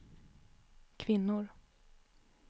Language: Swedish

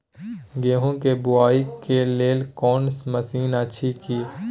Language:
Maithili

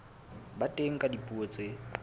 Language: Southern Sotho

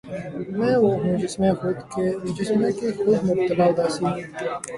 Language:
Urdu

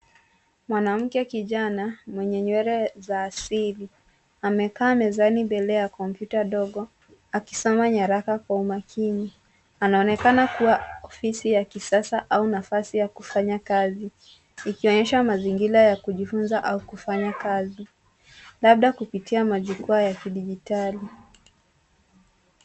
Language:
Swahili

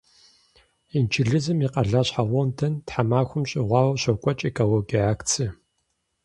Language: Kabardian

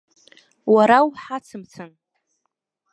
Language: Abkhazian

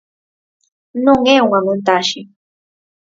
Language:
Galician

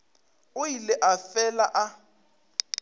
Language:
Northern Sotho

